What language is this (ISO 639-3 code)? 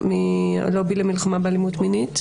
heb